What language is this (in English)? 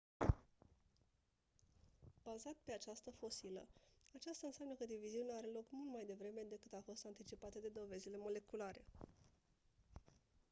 Romanian